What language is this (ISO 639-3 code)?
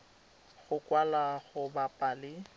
tsn